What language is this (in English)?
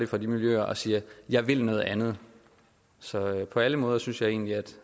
Danish